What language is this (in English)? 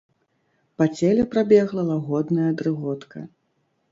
Belarusian